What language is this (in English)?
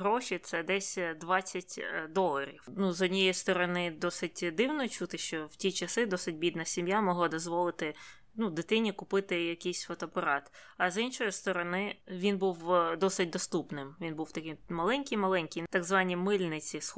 Ukrainian